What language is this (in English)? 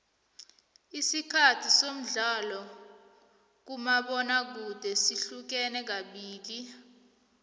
South Ndebele